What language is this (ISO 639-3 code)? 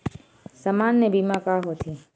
hne